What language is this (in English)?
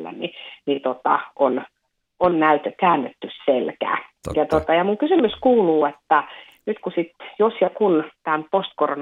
Finnish